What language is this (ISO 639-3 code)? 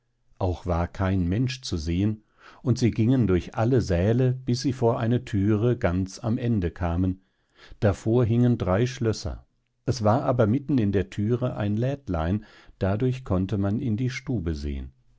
deu